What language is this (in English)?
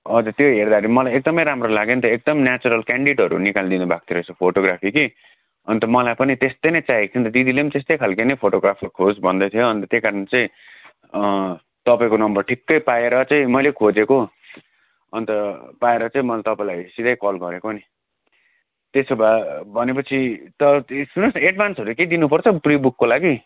Nepali